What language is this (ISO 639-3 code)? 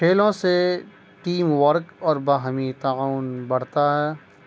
urd